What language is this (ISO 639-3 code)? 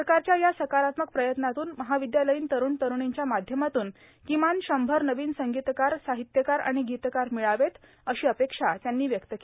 mar